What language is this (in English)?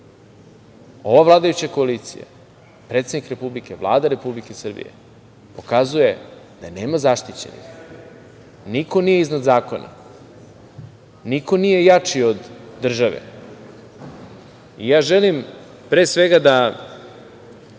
Serbian